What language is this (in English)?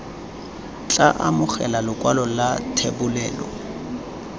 Tswana